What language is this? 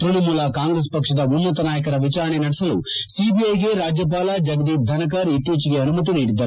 Kannada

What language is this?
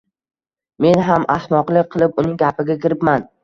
Uzbek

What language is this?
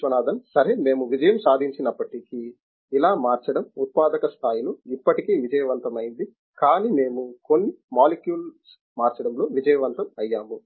Telugu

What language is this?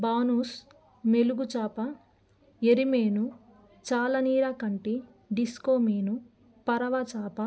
Telugu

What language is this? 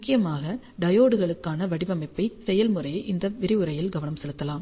Tamil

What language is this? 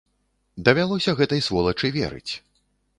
Belarusian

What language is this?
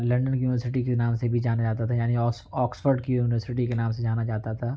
Urdu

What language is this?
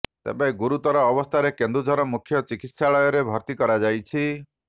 Odia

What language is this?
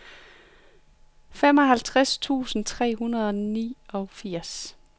Danish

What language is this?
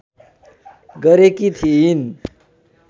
Nepali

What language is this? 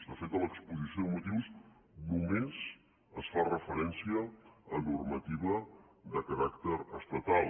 Catalan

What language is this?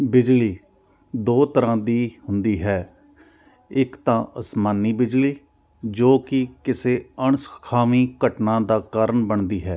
Punjabi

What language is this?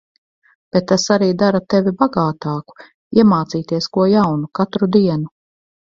Latvian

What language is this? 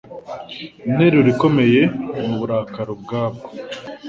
Kinyarwanda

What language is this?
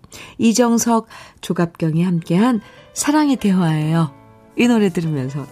Korean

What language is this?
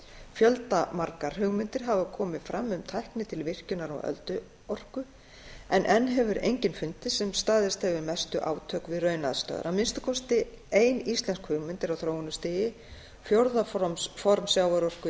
Icelandic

